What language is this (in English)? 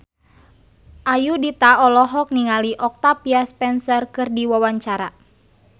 Sundanese